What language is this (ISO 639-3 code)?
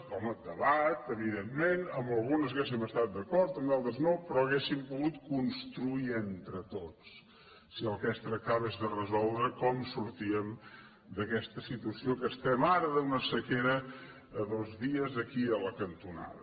cat